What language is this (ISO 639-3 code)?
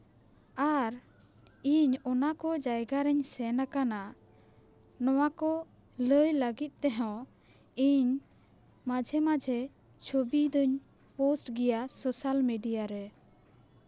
sat